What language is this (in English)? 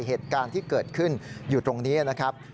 Thai